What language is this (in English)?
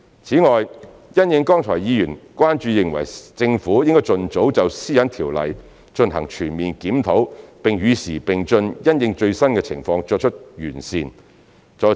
Cantonese